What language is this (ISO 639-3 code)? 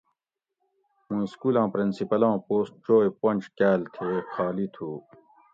gwc